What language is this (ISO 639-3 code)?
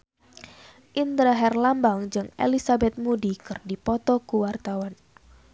sun